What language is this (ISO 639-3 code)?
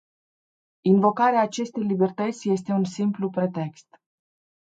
ron